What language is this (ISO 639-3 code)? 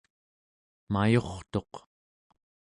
esu